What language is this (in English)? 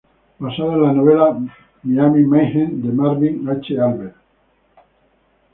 Spanish